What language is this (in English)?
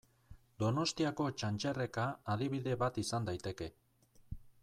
Basque